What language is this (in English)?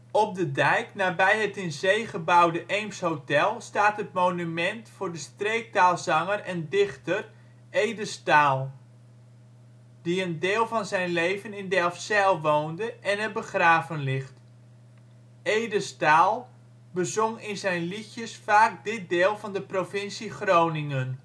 Dutch